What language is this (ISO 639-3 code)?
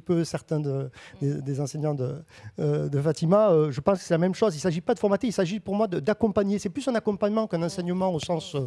fra